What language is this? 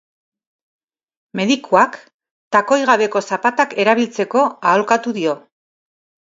Basque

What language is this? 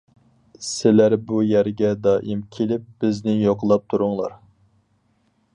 Uyghur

